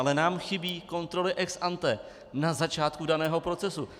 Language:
Czech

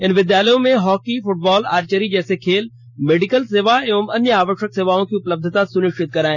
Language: Hindi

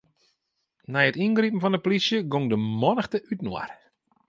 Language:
Western Frisian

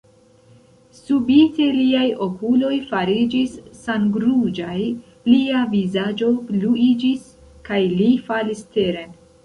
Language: Esperanto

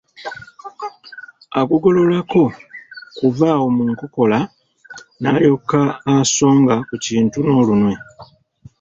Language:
Ganda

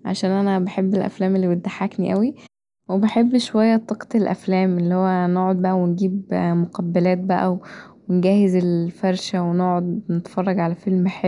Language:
Egyptian Arabic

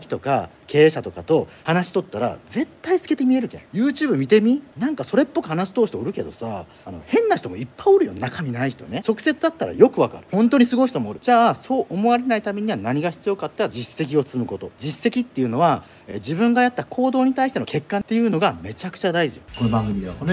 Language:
Japanese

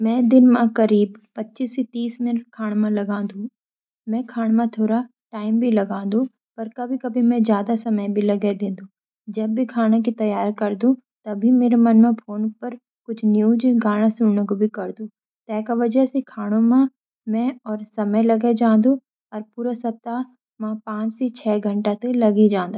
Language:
Garhwali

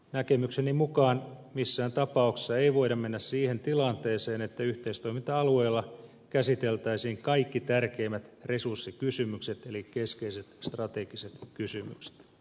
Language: Finnish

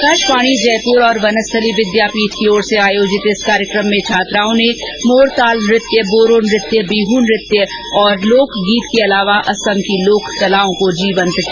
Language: Hindi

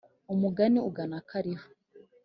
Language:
Kinyarwanda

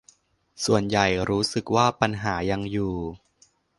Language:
Thai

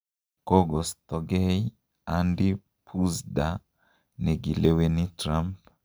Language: Kalenjin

